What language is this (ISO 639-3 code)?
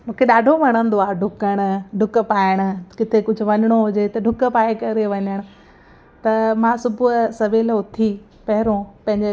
snd